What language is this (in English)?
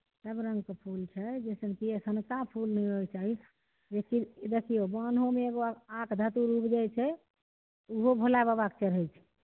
Maithili